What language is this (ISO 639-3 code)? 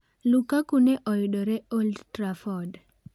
luo